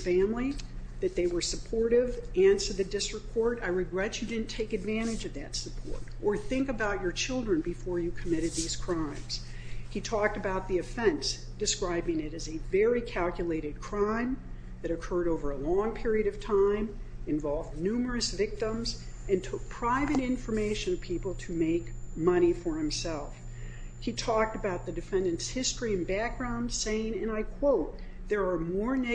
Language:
English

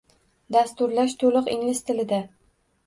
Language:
Uzbek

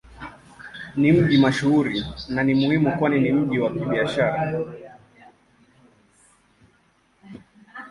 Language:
Swahili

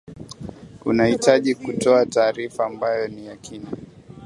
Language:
Swahili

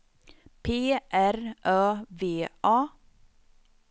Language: Swedish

